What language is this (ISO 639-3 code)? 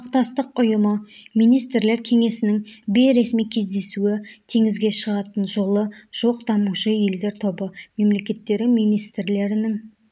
kaz